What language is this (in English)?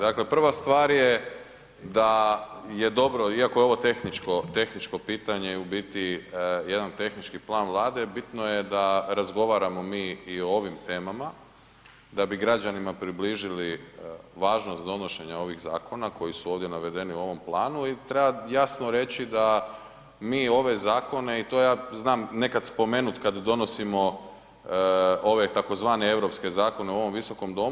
Croatian